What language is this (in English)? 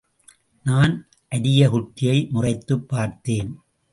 Tamil